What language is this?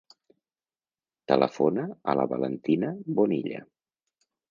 Catalan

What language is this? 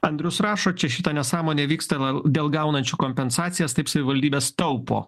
Lithuanian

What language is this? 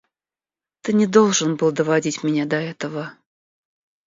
Russian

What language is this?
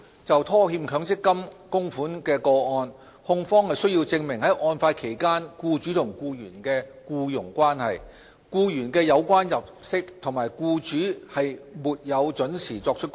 Cantonese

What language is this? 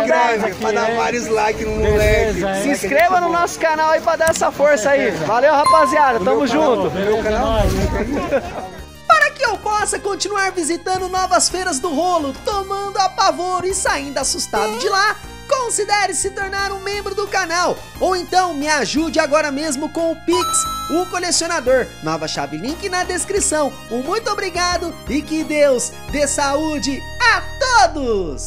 Portuguese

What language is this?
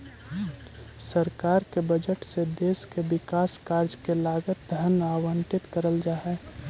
Magahi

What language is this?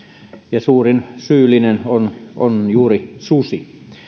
Finnish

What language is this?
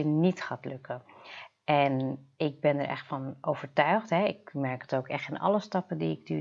Dutch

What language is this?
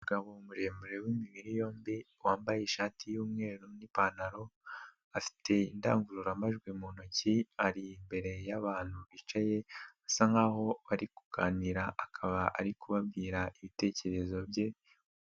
Kinyarwanda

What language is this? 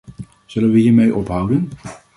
Dutch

